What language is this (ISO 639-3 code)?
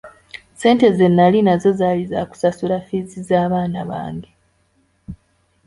lug